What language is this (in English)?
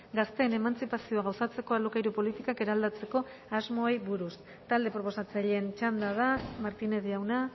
Basque